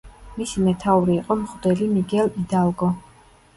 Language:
Georgian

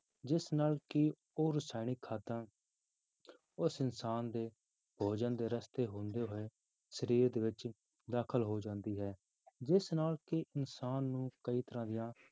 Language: Punjabi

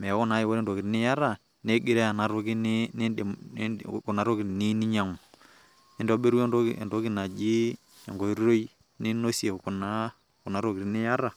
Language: Masai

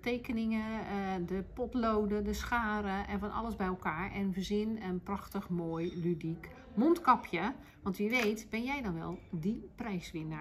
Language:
Dutch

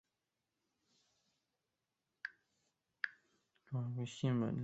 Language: Chinese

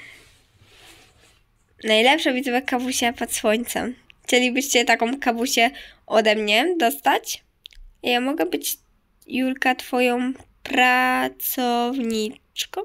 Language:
Polish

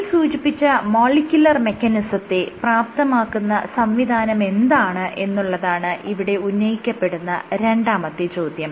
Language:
Malayalam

